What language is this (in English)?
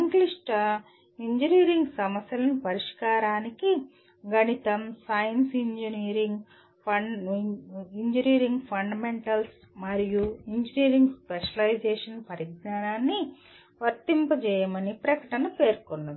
Telugu